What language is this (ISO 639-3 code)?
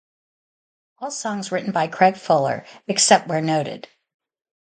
eng